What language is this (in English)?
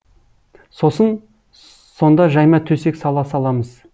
Kazakh